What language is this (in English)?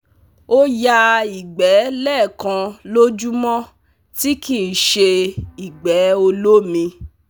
Yoruba